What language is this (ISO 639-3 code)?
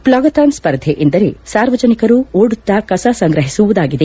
kan